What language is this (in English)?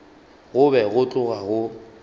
Northern Sotho